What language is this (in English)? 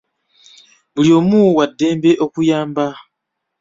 Ganda